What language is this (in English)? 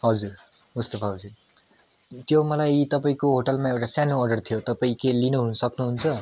Nepali